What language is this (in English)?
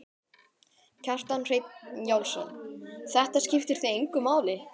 Icelandic